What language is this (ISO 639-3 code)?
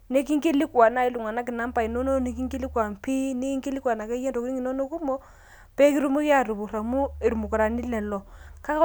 mas